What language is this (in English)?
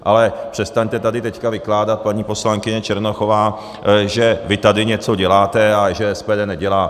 Czech